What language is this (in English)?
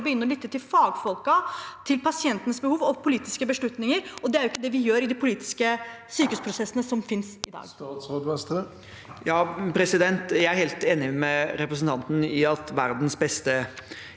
Norwegian